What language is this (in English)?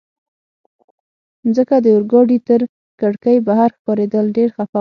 Pashto